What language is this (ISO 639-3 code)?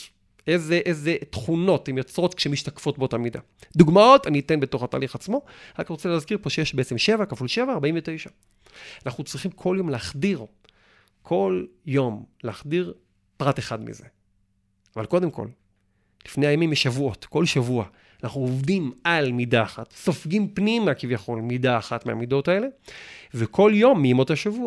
heb